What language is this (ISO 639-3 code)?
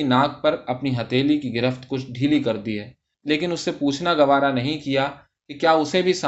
urd